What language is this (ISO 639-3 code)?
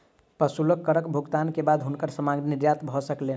mai